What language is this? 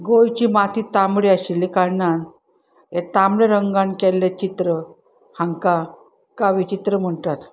Konkani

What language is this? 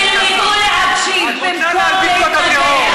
Hebrew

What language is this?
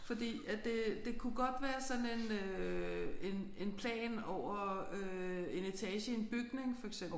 Danish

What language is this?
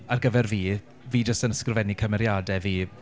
Welsh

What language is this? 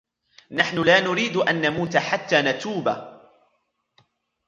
Arabic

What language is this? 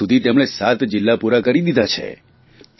Gujarati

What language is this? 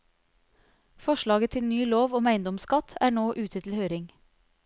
Norwegian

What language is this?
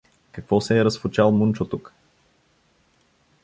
Bulgarian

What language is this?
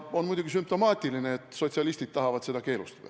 Estonian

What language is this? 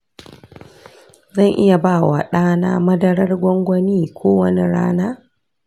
Hausa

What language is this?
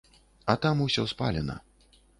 Belarusian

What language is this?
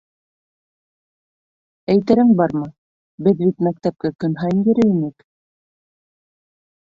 Bashkir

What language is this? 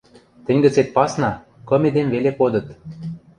Western Mari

